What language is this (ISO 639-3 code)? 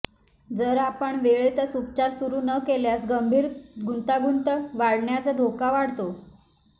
mar